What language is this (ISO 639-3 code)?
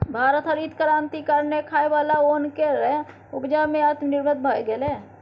mai